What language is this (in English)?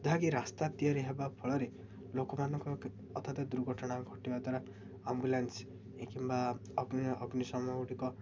Odia